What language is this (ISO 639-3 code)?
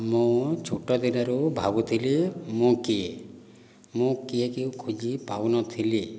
ori